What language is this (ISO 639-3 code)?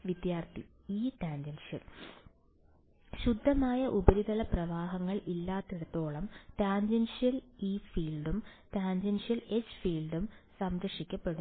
mal